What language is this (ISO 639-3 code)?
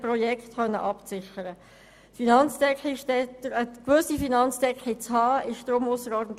gsw